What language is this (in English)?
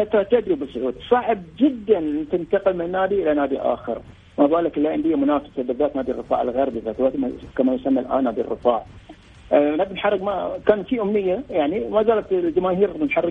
Arabic